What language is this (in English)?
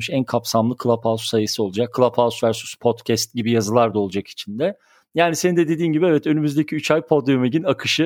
Turkish